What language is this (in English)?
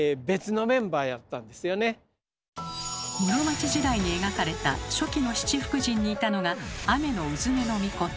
Japanese